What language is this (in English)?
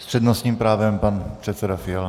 Czech